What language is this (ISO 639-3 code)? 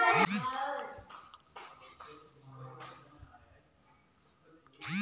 bho